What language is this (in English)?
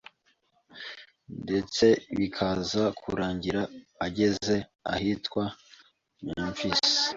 Kinyarwanda